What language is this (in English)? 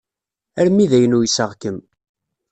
Kabyle